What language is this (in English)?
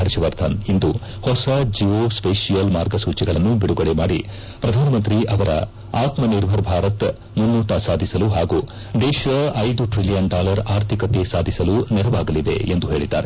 Kannada